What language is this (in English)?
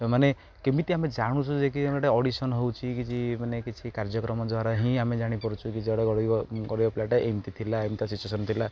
Odia